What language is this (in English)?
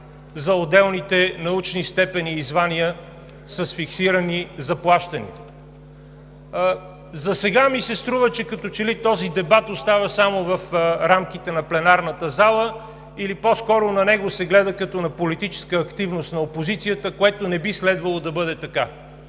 Bulgarian